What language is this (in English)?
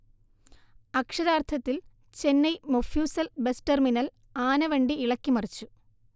Malayalam